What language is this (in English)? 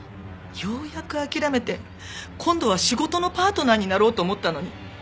Japanese